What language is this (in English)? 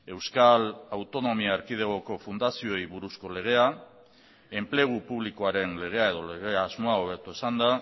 Basque